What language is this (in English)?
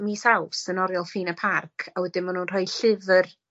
Welsh